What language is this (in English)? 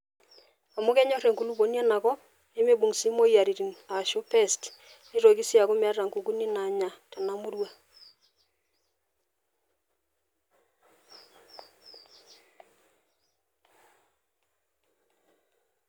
Masai